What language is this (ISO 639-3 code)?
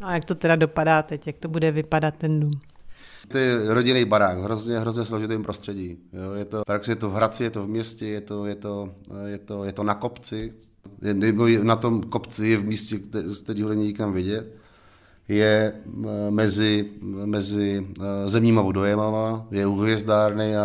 ces